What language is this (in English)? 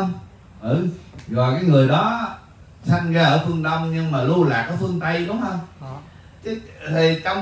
Vietnamese